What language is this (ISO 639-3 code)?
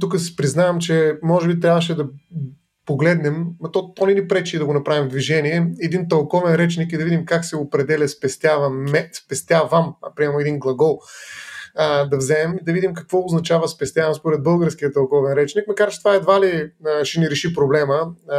bul